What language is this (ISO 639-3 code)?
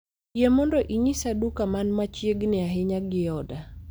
luo